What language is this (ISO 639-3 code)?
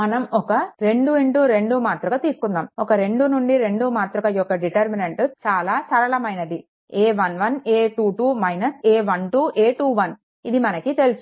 tel